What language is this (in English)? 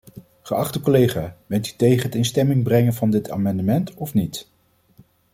Dutch